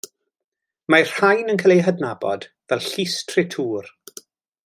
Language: Welsh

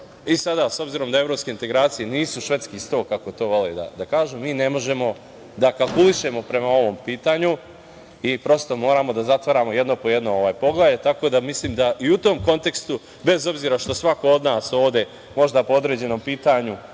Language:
Serbian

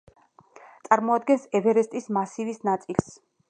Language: Georgian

